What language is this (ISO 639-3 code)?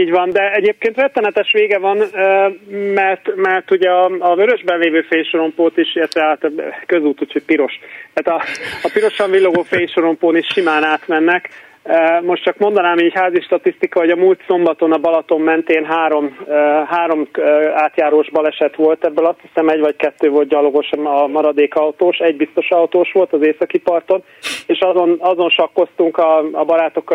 hun